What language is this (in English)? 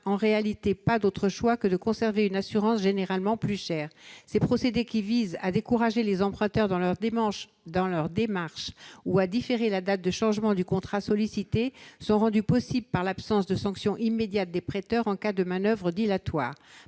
French